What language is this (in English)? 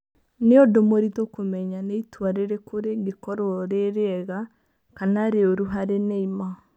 Kikuyu